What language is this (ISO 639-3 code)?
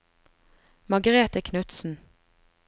nor